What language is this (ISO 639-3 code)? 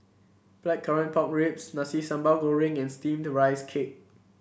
eng